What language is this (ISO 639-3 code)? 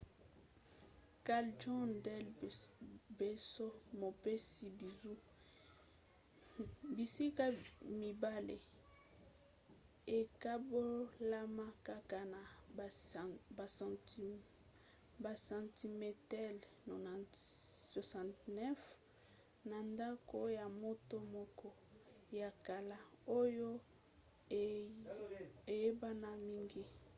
lin